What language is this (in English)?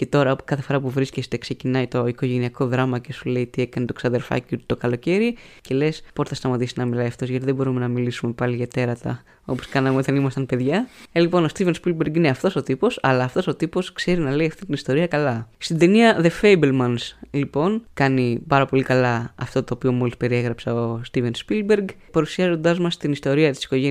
Greek